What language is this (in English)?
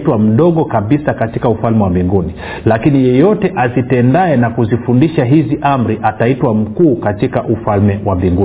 Swahili